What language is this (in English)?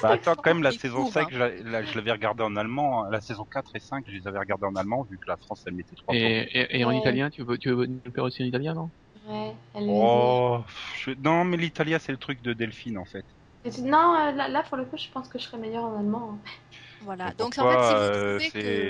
French